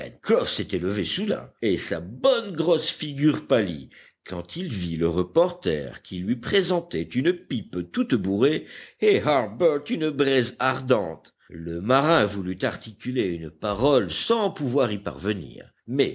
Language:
French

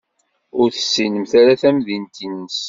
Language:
Kabyle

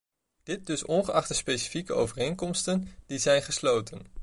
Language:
Dutch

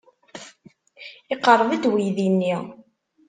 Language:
Kabyle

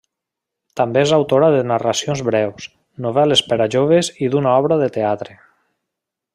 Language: Catalan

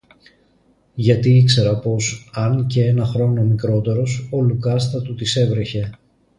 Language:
Greek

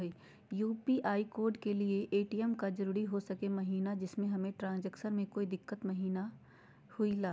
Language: Magahi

